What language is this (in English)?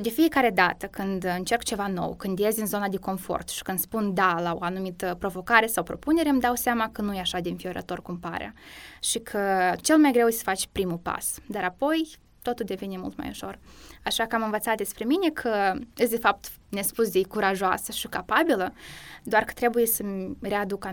Romanian